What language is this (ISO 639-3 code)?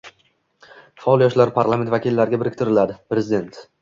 uzb